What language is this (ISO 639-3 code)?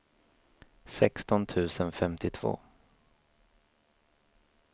swe